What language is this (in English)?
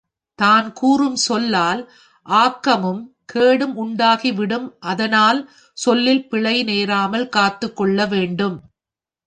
Tamil